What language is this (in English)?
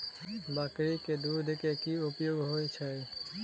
Maithili